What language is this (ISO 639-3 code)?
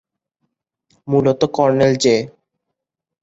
ben